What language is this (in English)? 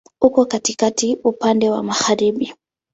Swahili